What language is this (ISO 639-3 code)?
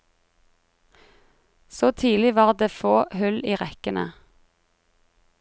nor